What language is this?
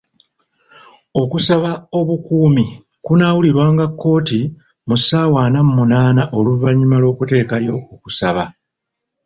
Ganda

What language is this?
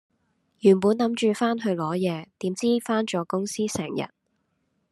Cantonese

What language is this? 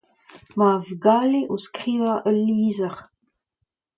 Breton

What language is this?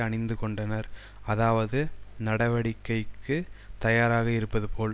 Tamil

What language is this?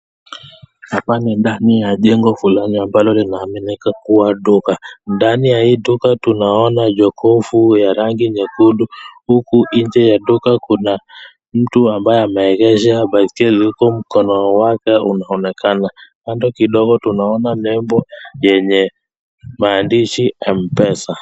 Swahili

